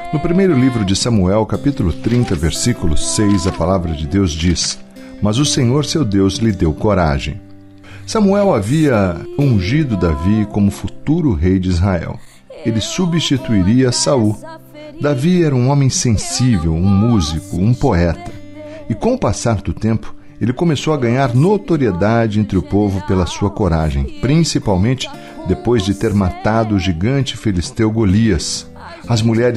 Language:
Portuguese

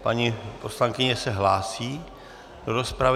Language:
Czech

